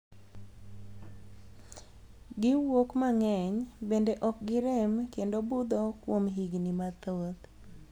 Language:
Luo (Kenya and Tanzania)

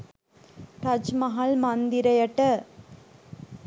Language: Sinhala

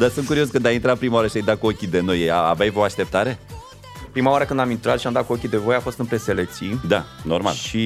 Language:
Romanian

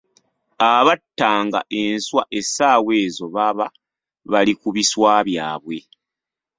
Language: Ganda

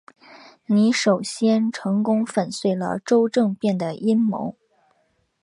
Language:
Chinese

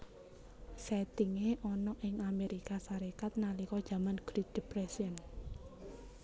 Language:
Javanese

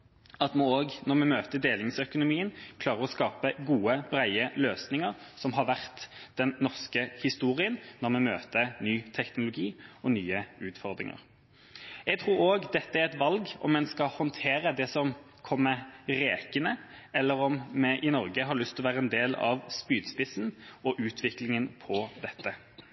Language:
Norwegian Bokmål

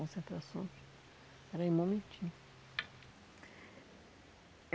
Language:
Portuguese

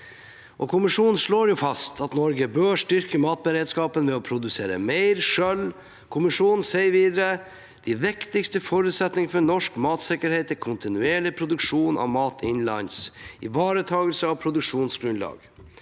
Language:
Norwegian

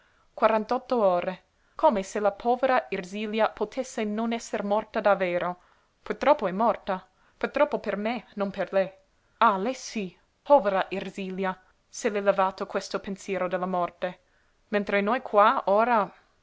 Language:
Italian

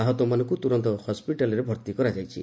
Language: Odia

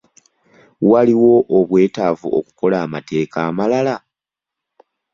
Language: Ganda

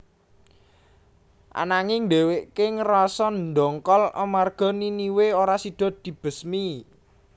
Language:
Javanese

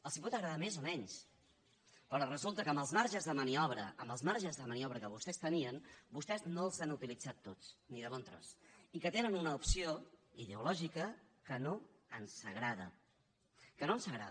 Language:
Catalan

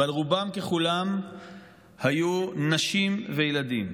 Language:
Hebrew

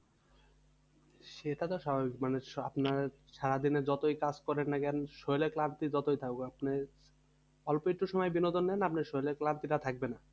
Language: Bangla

